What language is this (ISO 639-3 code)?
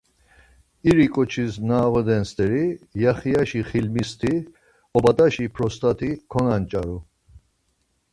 lzz